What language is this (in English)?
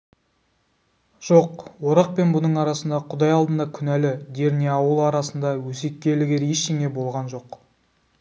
Kazakh